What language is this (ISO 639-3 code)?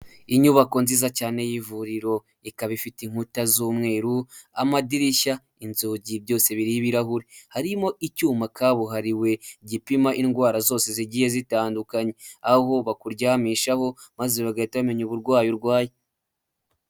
kin